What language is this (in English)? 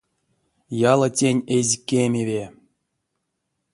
Erzya